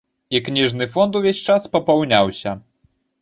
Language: Belarusian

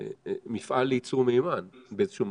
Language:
Hebrew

